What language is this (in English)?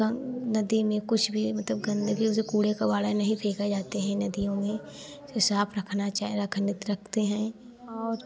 Hindi